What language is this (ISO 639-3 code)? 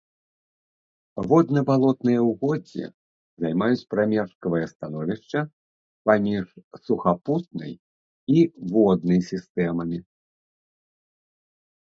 bel